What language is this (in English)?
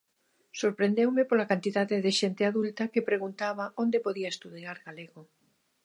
Galician